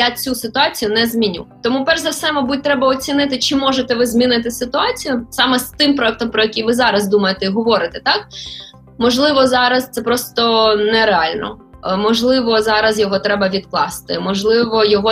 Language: Ukrainian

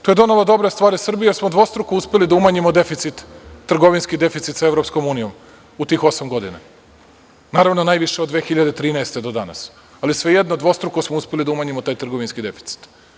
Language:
Serbian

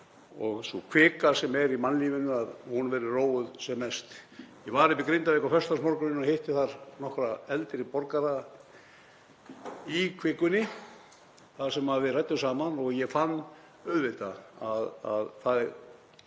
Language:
Icelandic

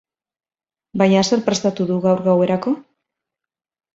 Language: Basque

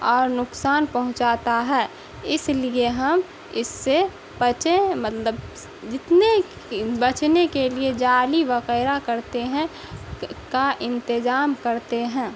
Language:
Urdu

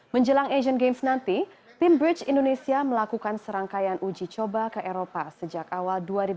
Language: Indonesian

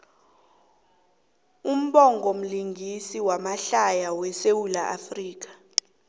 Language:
South Ndebele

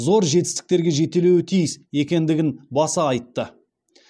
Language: Kazakh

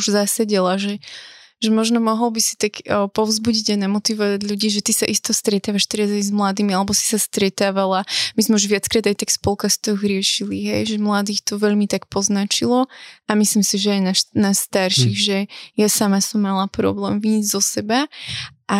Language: Slovak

